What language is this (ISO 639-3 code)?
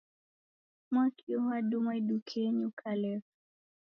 dav